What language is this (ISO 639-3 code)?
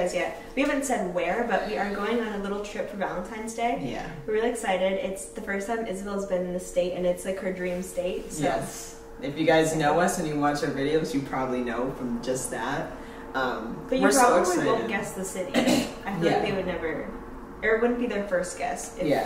eng